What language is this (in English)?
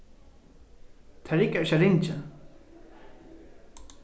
Faroese